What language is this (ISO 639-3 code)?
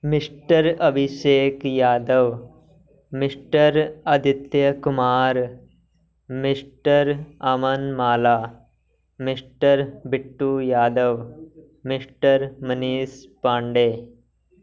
pan